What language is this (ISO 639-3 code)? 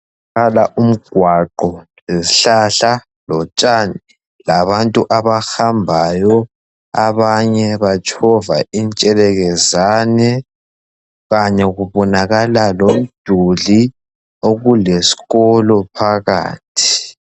nde